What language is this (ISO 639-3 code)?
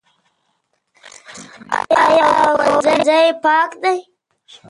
pus